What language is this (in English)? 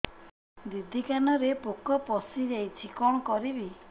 Odia